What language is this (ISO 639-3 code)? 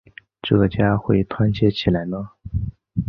zho